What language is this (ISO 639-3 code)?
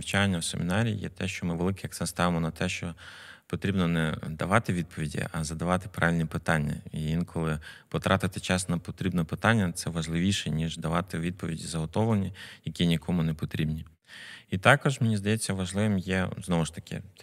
ukr